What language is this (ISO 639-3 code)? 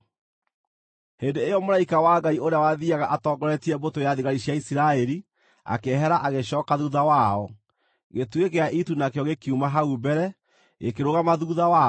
kik